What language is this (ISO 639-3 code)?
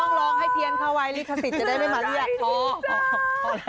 tha